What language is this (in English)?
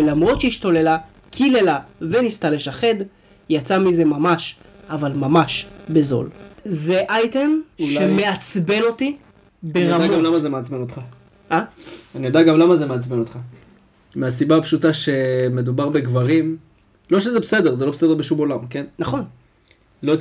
Hebrew